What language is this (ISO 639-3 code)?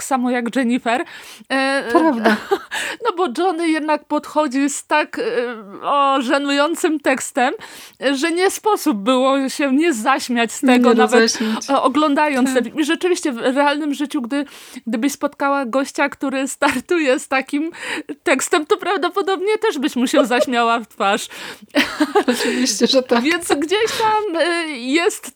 pol